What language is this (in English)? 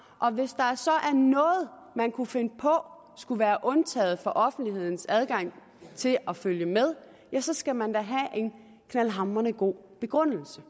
Danish